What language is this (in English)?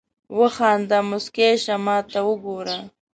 Pashto